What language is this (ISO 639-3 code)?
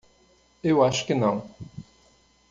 por